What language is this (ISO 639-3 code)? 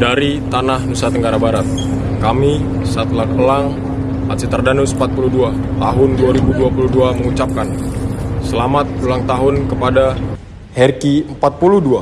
ind